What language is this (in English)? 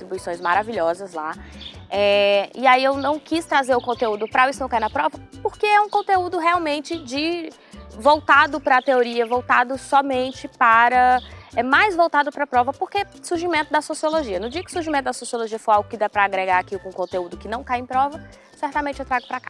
Portuguese